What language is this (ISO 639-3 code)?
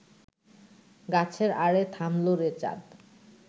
ben